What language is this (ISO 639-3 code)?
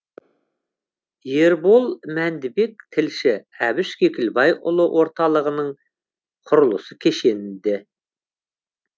kaz